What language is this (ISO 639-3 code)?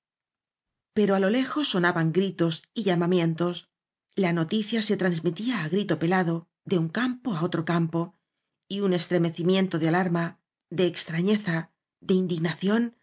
spa